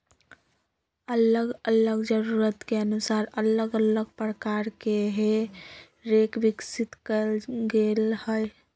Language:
Magahi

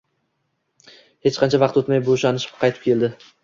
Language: Uzbek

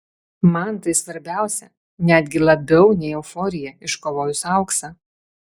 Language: Lithuanian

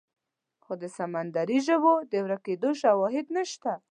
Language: Pashto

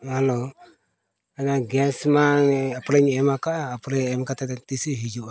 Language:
Santali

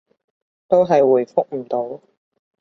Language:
Cantonese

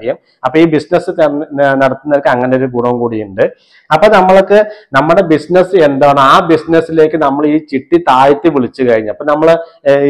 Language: Malayalam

